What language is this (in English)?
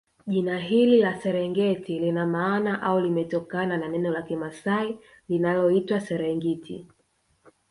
Swahili